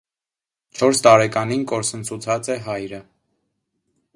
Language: Armenian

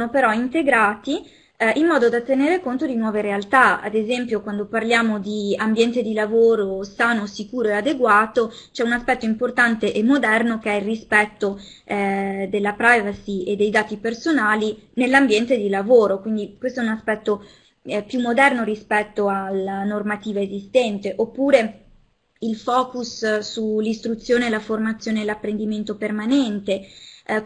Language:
Italian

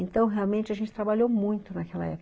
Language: Portuguese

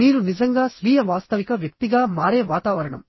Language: Telugu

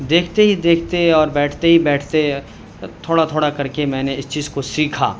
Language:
Urdu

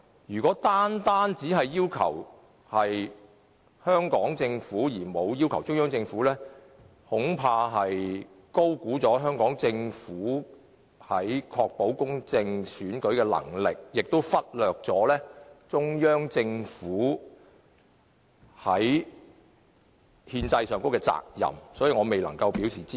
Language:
Cantonese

